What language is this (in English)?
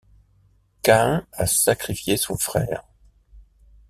French